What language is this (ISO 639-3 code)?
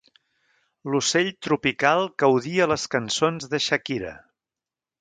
cat